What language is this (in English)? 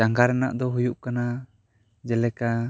Santali